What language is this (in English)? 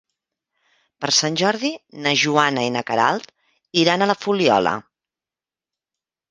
Catalan